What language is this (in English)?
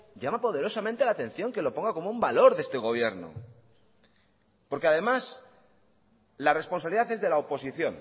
Spanish